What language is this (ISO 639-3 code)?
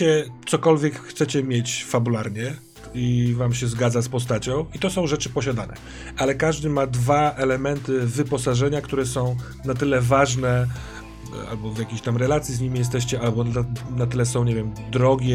pol